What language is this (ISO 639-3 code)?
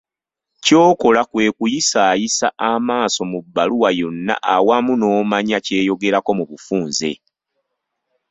lug